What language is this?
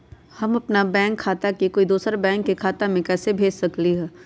Magahi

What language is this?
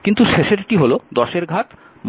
Bangla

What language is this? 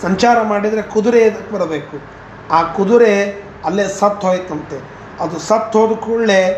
Kannada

